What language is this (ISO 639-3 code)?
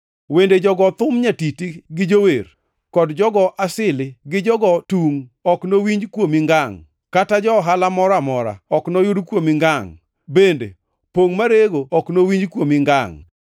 luo